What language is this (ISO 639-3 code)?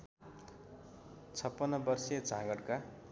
nep